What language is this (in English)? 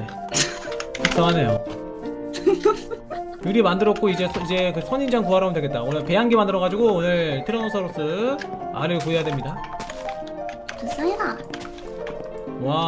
Korean